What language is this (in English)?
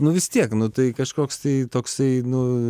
Lithuanian